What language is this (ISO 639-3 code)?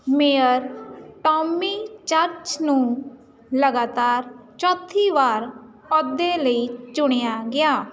pan